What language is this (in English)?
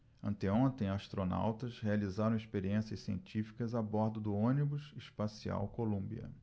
Portuguese